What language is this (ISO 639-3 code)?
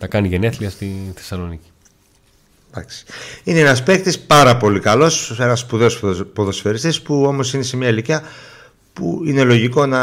ell